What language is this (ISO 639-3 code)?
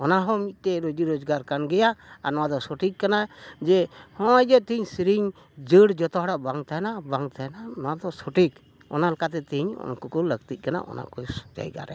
sat